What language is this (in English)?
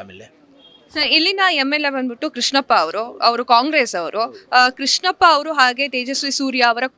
Kannada